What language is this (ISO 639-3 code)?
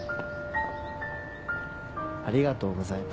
jpn